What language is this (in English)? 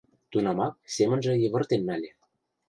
Mari